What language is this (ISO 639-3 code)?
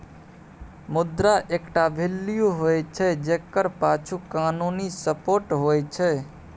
mai